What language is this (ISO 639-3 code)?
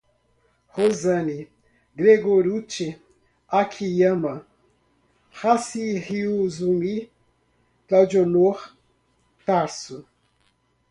por